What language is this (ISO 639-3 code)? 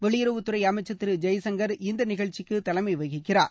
tam